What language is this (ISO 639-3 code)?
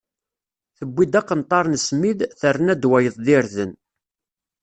kab